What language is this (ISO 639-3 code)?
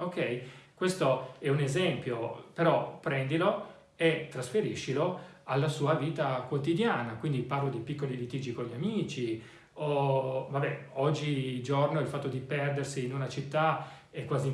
ita